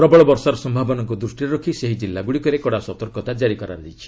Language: Odia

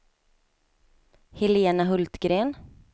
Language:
Swedish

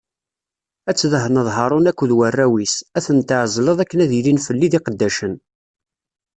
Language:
Kabyle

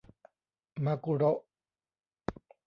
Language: Thai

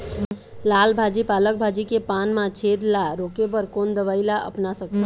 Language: Chhattisgarhi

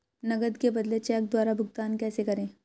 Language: Hindi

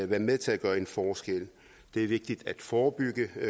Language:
Danish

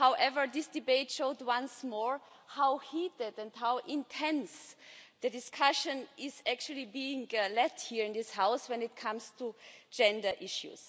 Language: English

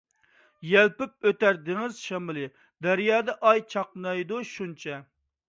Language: Uyghur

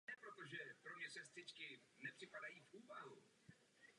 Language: Czech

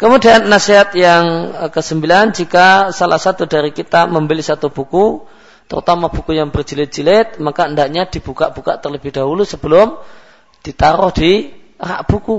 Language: Malay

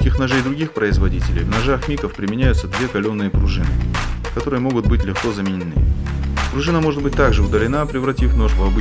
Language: Russian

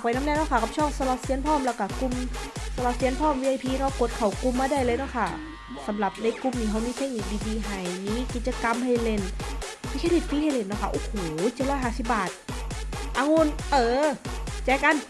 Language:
Thai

